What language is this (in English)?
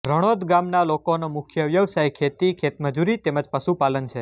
Gujarati